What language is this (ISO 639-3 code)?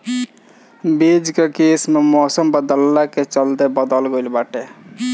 bho